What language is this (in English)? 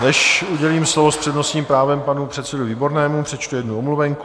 Czech